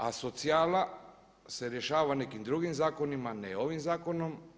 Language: Croatian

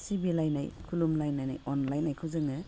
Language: Bodo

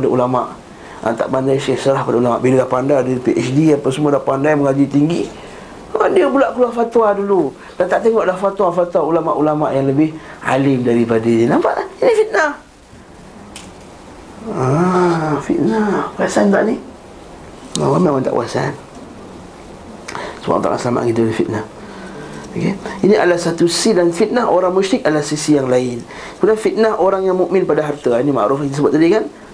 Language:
Malay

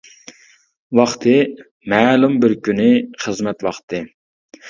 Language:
Uyghur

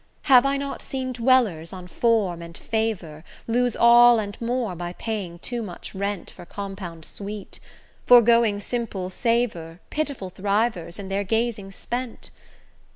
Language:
English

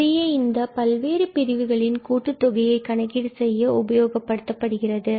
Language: Tamil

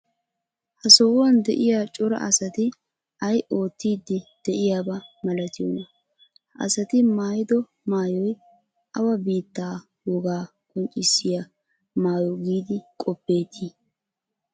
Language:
Wolaytta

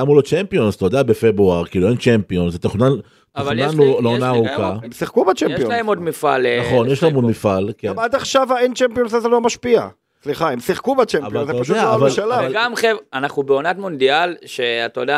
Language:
Hebrew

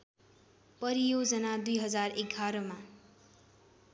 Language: Nepali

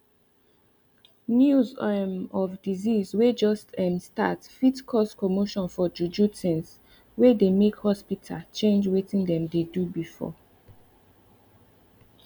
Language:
Nigerian Pidgin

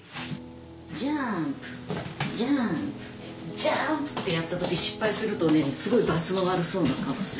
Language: Japanese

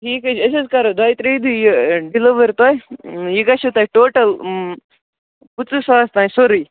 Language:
Kashmiri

